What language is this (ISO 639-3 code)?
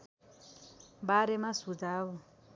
nep